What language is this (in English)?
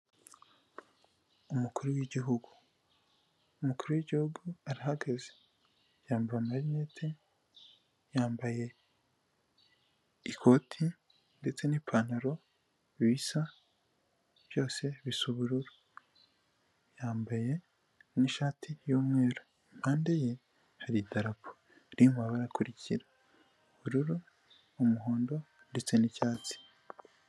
Kinyarwanda